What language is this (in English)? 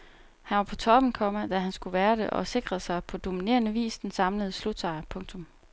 Danish